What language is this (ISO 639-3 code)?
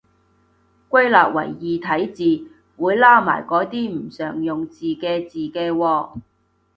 yue